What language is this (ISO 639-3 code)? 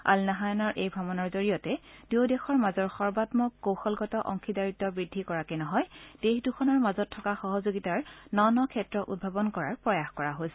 asm